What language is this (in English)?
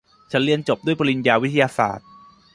Thai